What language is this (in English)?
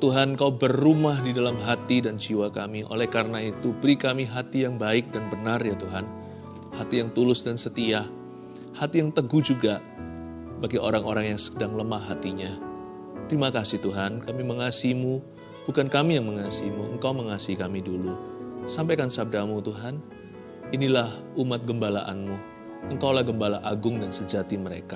Indonesian